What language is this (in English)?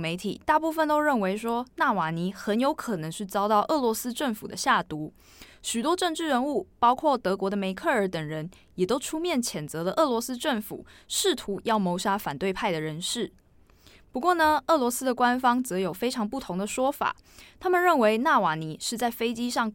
Chinese